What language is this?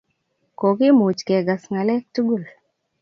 Kalenjin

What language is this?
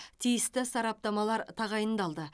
Kazakh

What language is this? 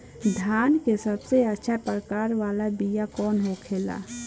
Bhojpuri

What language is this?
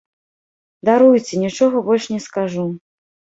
Belarusian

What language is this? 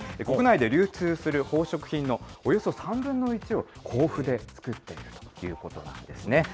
Japanese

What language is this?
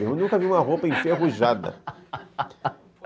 Portuguese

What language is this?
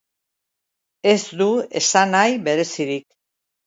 Basque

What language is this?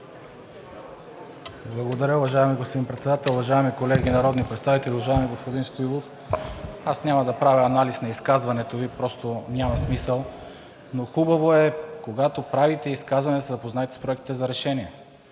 Bulgarian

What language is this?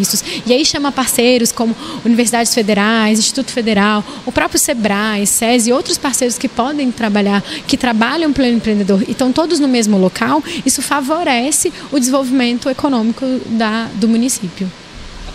Portuguese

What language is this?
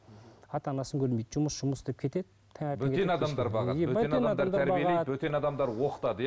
Kazakh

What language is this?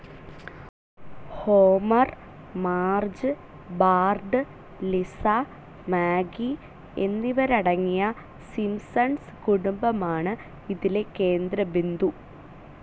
Malayalam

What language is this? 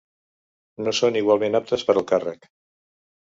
Catalan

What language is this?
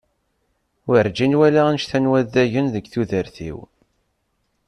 Kabyle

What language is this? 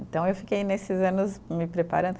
Portuguese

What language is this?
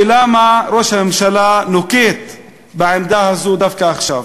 Hebrew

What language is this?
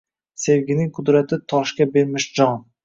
Uzbek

